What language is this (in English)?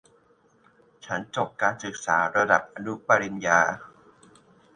Thai